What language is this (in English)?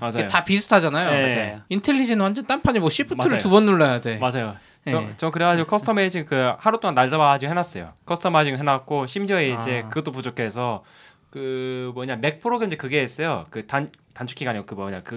Korean